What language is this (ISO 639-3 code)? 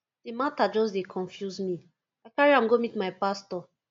pcm